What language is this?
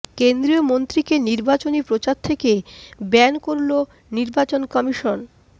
Bangla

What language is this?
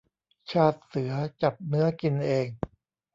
Thai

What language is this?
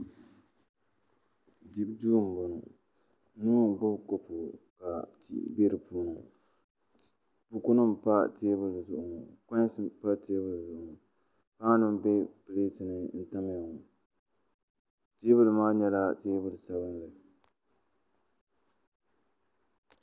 Dagbani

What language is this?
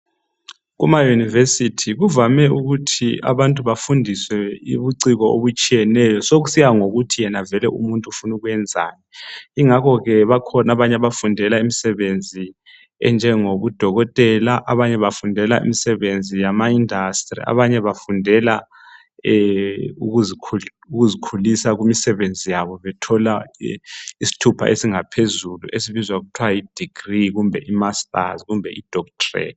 North Ndebele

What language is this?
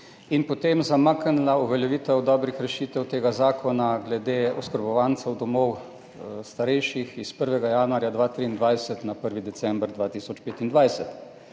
Slovenian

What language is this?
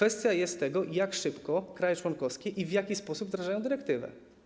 Polish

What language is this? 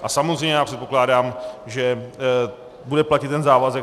Czech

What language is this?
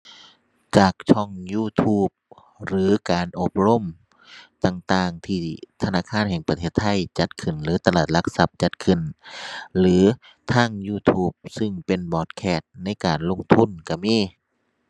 Thai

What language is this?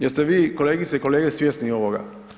Croatian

